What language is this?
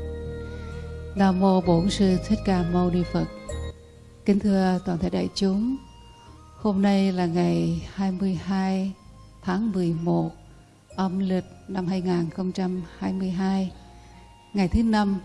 Vietnamese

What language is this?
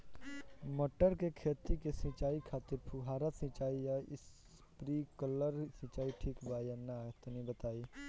Bhojpuri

